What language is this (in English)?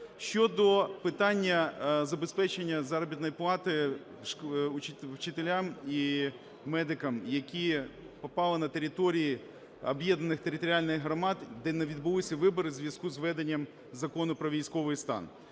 Ukrainian